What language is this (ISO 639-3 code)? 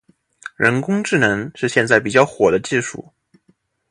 zho